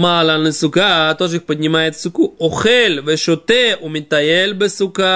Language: Russian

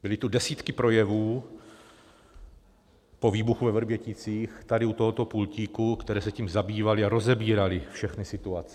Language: Czech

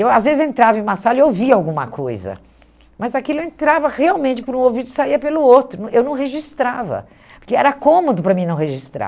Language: Portuguese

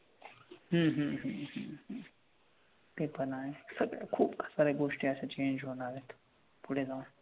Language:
Marathi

